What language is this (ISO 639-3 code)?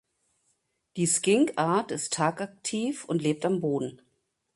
deu